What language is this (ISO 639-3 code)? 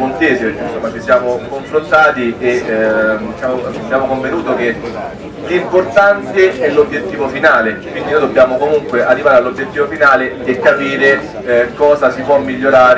ita